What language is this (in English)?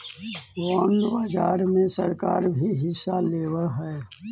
Magahi